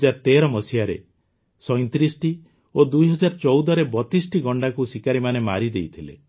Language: Odia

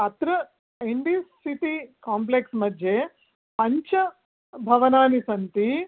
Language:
Sanskrit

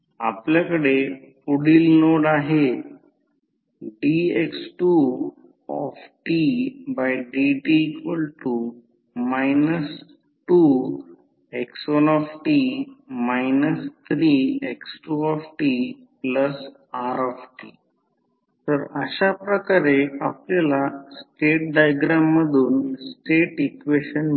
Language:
Marathi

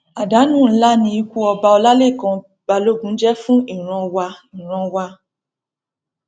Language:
Yoruba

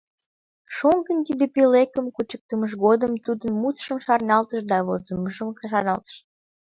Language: Mari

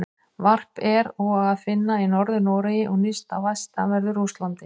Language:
Icelandic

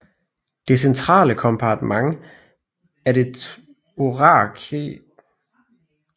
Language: Danish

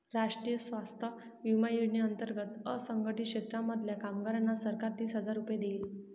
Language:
Marathi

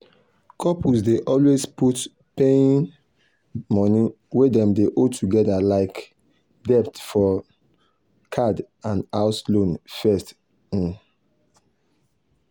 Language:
Nigerian Pidgin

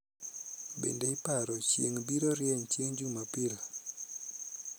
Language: Luo (Kenya and Tanzania)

